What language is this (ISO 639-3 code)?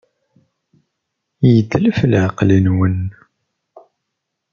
kab